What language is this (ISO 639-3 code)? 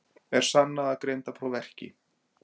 isl